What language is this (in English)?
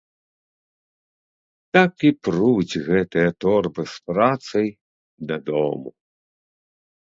Belarusian